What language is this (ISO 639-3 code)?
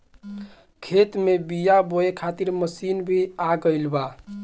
bho